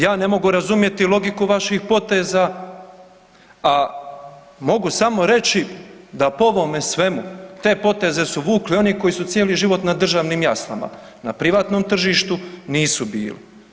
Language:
Croatian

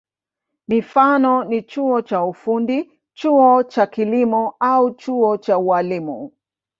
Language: Swahili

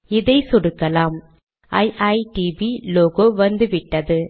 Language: Tamil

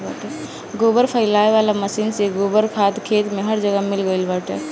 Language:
Bhojpuri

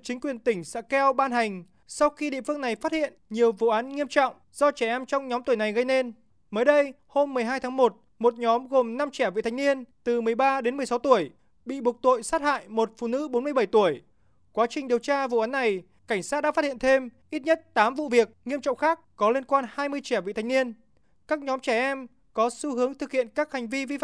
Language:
Vietnamese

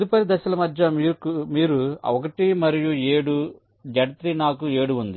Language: Telugu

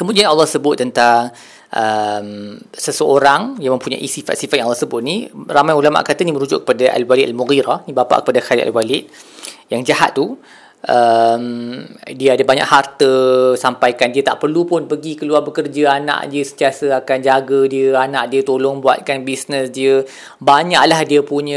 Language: Malay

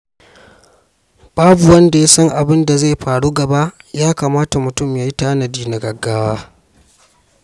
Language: Hausa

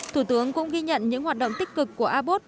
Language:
Vietnamese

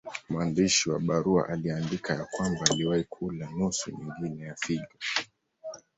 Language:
Swahili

